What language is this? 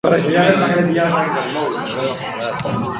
Basque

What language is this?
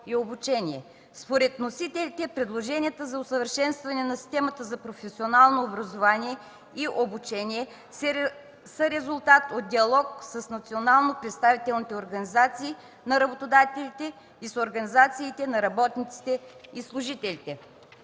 Bulgarian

